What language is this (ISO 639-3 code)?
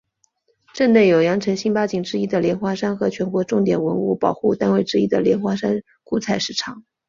zho